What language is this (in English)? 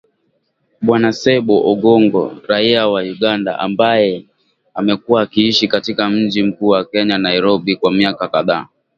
Swahili